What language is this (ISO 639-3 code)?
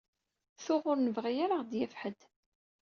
kab